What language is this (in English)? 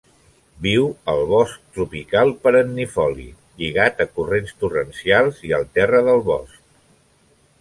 Catalan